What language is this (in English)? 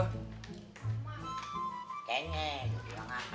Indonesian